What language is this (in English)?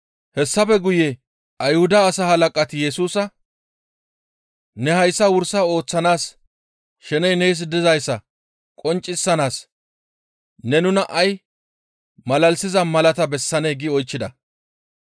Gamo